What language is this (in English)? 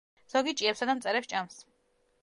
Georgian